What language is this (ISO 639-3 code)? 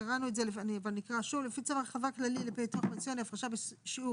heb